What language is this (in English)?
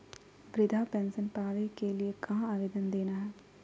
Magahi